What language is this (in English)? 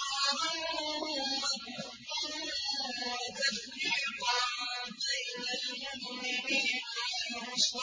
Arabic